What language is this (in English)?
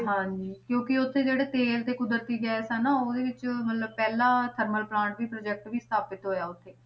Punjabi